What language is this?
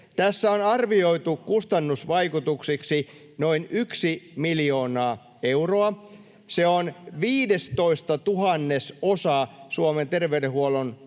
Finnish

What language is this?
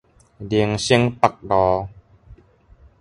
Min Nan Chinese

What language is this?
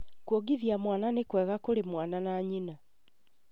Kikuyu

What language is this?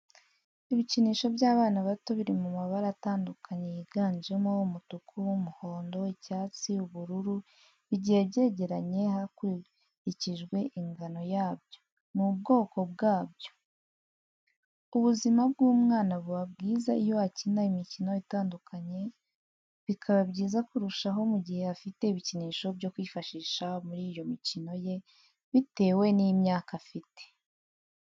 Kinyarwanda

